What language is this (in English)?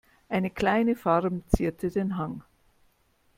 German